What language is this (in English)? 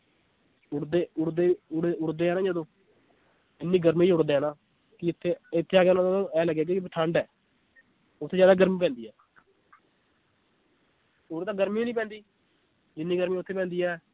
Punjabi